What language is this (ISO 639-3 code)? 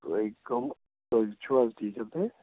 kas